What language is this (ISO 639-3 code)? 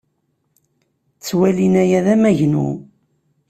kab